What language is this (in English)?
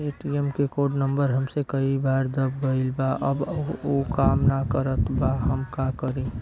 Bhojpuri